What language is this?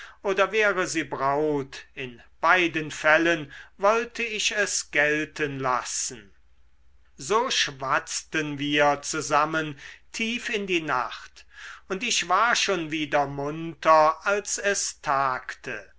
German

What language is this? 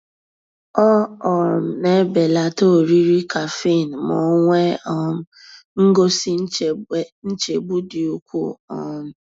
Igbo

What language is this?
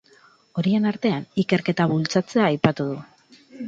Basque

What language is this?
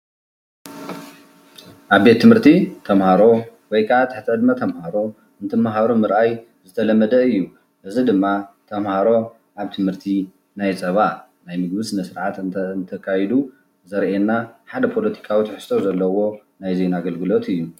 Tigrinya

